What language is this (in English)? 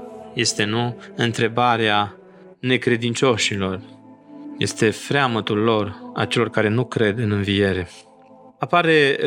Romanian